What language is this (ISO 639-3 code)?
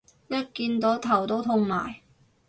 yue